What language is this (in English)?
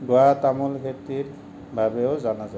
Assamese